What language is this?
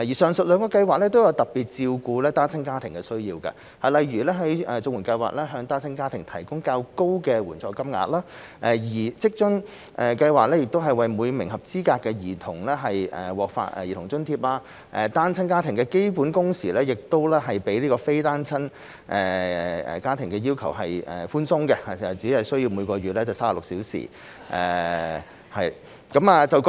Cantonese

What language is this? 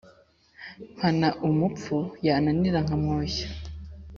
Kinyarwanda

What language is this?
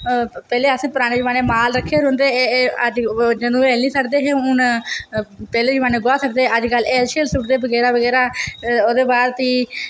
Dogri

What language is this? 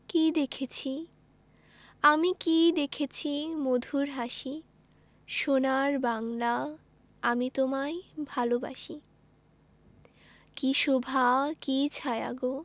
Bangla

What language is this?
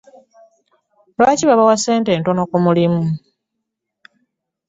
Ganda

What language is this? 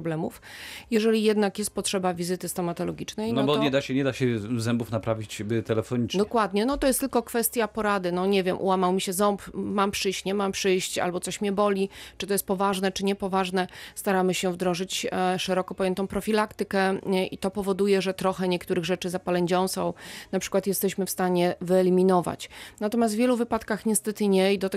Polish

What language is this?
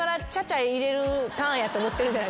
Japanese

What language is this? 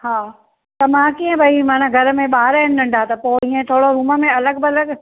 Sindhi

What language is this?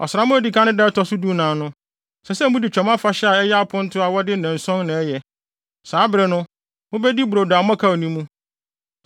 Akan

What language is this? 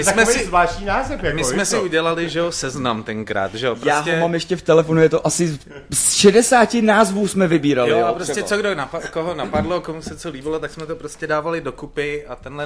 Czech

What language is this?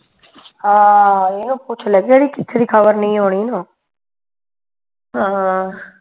Punjabi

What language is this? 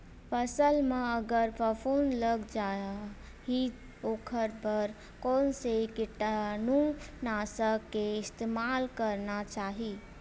Chhattisgarhi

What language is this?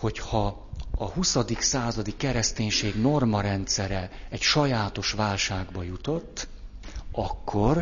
Hungarian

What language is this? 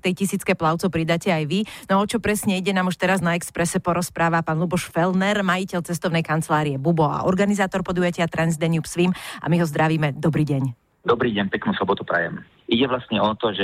Slovak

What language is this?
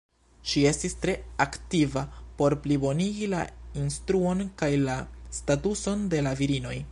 Esperanto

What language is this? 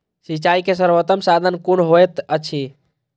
Maithili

